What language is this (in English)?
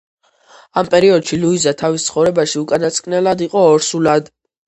Georgian